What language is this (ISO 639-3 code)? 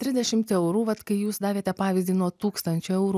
lit